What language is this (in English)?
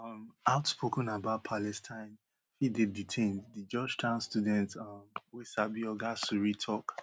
Nigerian Pidgin